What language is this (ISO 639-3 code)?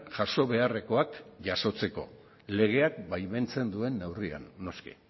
eus